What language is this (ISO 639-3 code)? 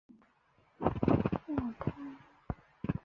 zho